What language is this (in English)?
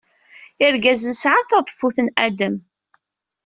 Kabyle